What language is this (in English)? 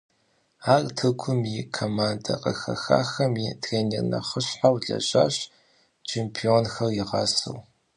Kabardian